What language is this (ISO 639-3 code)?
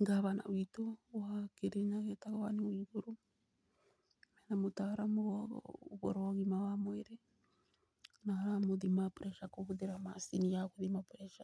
kik